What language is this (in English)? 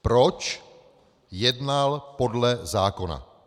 Czech